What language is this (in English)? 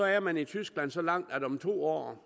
Danish